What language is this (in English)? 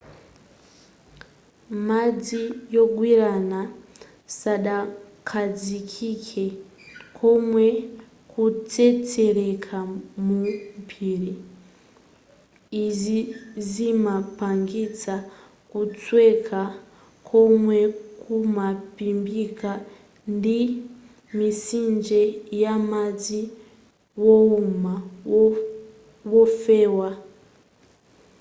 Nyanja